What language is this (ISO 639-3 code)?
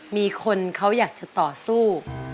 tha